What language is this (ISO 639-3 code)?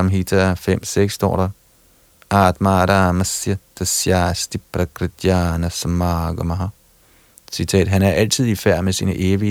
dan